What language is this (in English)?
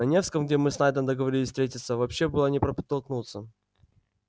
Russian